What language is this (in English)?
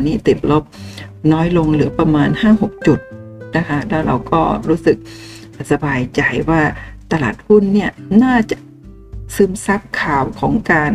Thai